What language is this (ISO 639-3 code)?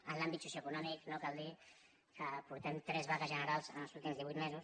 cat